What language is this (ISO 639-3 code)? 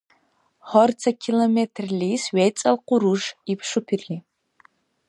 dar